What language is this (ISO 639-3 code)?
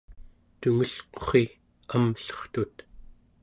esu